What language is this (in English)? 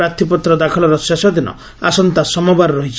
Odia